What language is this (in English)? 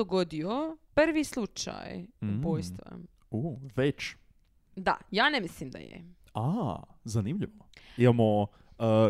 Croatian